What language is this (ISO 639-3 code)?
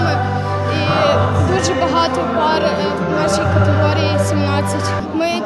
ukr